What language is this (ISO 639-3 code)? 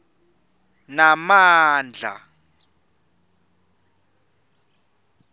ssw